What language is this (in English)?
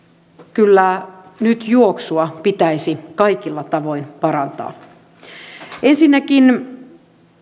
Finnish